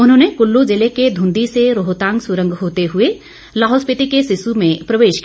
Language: Hindi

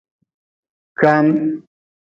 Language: Nawdm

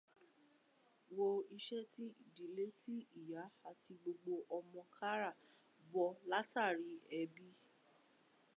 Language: Yoruba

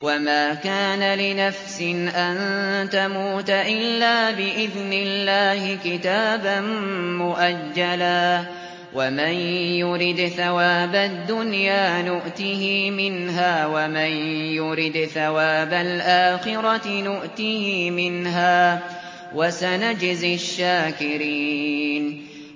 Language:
Arabic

